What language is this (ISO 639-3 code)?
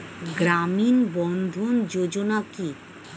ben